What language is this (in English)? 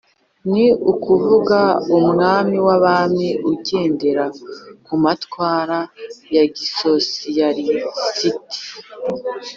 Kinyarwanda